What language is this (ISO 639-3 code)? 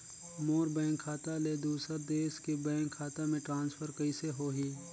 hne